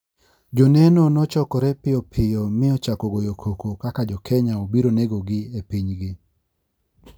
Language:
Luo (Kenya and Tanzania)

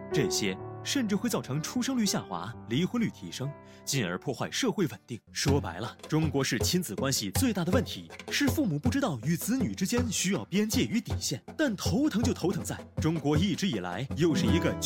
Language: Chinese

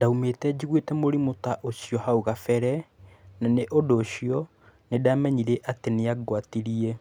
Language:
Kikuyu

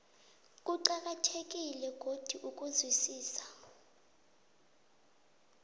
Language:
South Ndebele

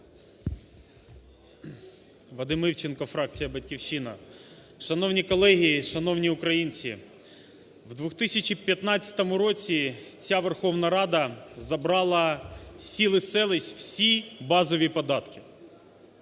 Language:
Ukrainian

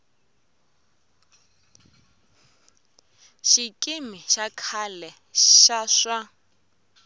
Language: Tsonga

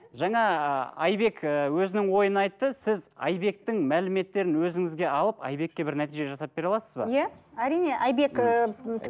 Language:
Kazakh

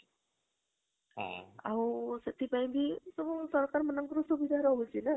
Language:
Odia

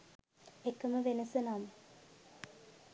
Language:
Sinhala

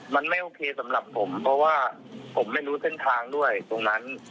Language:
Thai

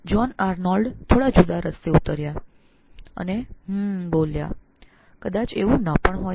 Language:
Gujarati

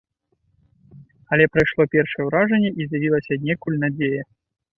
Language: Belarusian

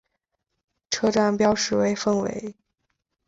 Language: Chinese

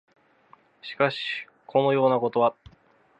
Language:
Japanese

